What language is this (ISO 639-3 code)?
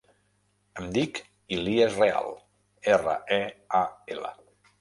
cat